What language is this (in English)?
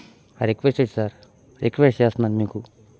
Telugu